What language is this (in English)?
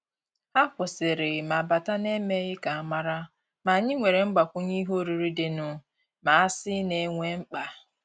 Igbo